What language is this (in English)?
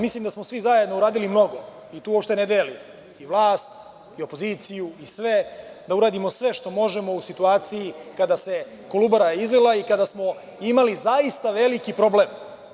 Serbian